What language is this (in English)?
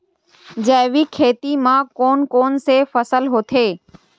Chhattisgarhi